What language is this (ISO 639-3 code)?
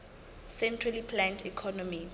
sot